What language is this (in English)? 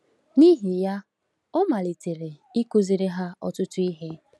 Igbo